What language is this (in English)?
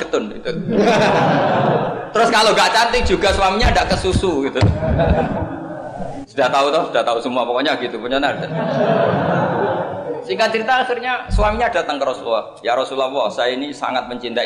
Indonesian